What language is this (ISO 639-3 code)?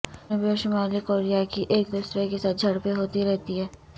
urd